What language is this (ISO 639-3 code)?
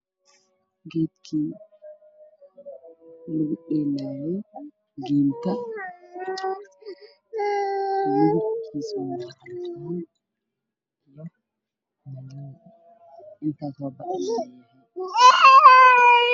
som